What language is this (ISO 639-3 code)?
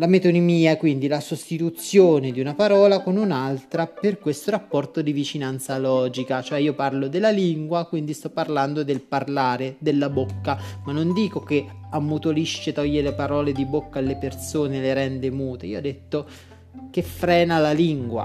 ita